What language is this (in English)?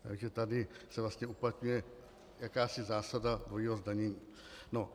Czech